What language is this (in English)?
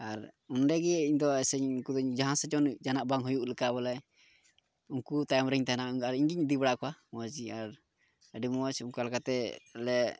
Santali